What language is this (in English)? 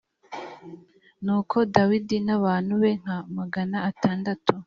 Kinyarwanda